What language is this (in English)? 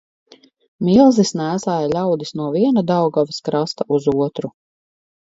Latvian